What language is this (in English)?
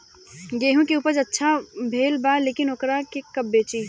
Bhojpuri